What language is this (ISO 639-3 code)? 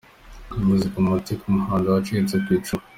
kin